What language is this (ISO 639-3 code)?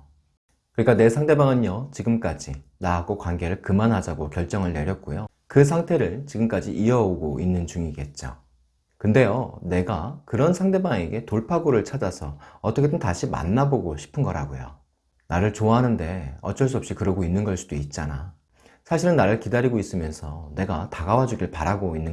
kor